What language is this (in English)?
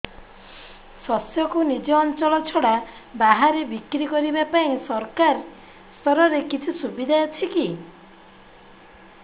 Odia